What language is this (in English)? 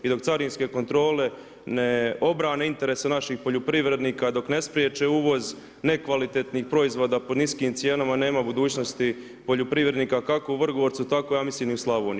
Croatian